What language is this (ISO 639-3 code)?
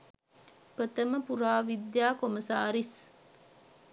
sin